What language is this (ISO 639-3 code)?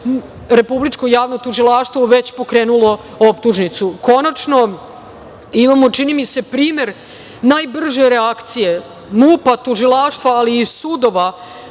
srp